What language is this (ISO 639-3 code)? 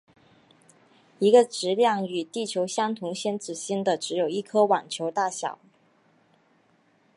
zho